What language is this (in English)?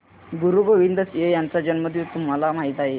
Marathi